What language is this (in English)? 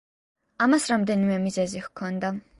Georgian